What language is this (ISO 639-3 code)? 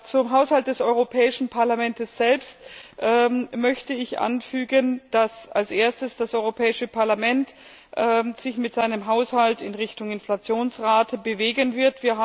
deu